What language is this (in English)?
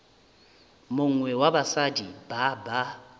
Northern Sotho